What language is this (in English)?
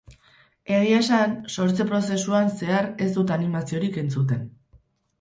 Basque